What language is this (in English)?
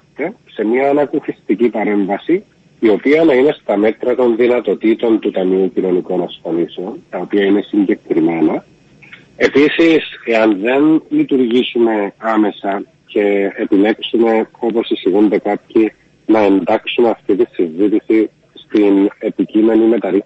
Greek